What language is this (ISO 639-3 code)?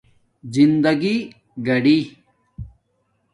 dmk